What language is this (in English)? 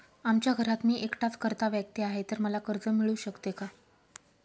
Marathi